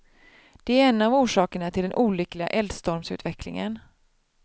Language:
Swedish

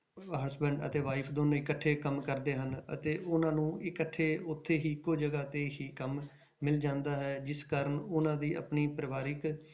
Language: Punjabi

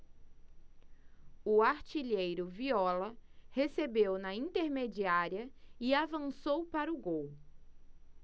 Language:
Portuguese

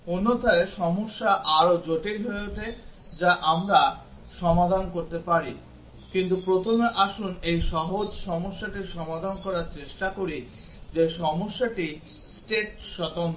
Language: Bangla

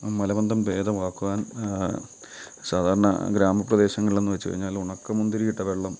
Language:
Malayalam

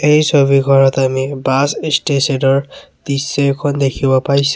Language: Assamese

